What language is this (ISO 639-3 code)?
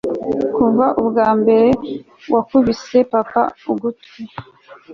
kin